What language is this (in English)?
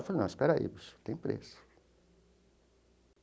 Portuguese